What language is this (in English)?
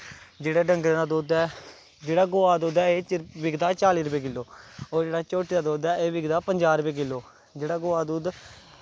Dogri